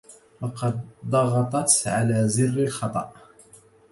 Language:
Arabic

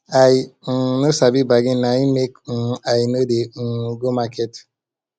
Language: Nigerian Pidgin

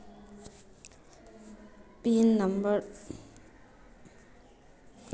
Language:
Magahi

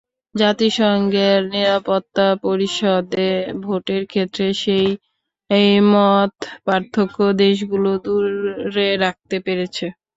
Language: Bangla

